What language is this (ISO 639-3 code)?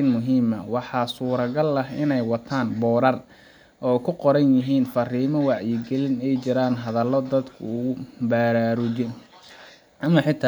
som